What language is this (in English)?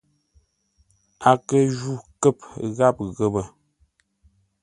Ngombale